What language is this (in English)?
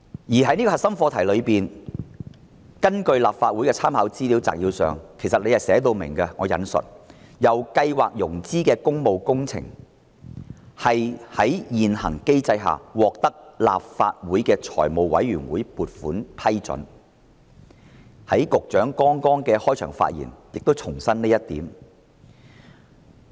Cantonese